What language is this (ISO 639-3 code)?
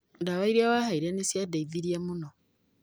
kik